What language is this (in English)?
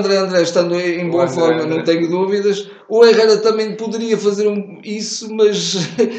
Portuguese